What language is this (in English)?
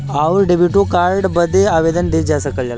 Bhojpuri